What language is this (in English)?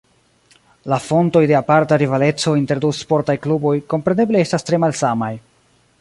Esperanto